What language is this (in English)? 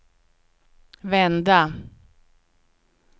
Swedish